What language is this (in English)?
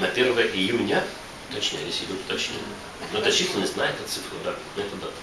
Russian